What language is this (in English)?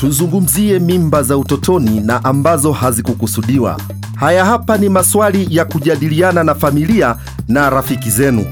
Swahili